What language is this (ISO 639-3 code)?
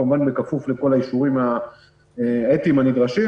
heb